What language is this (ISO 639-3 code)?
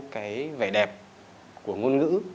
vie